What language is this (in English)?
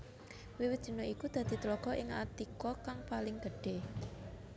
Javanese